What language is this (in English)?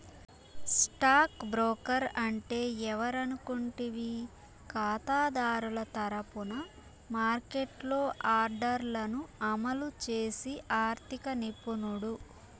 Telugu